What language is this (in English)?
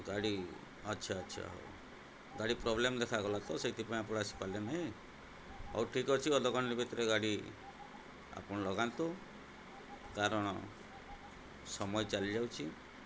Odia